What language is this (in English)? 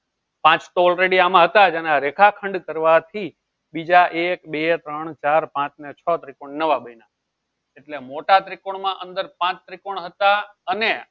Gujarati